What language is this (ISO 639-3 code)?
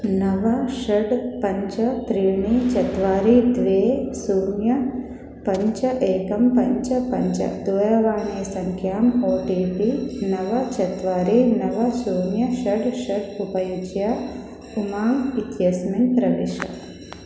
san